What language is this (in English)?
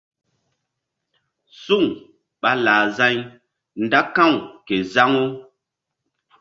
Mbum